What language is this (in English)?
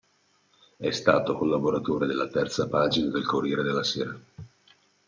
Italian